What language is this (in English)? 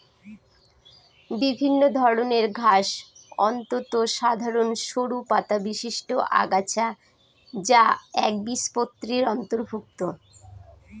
Bangla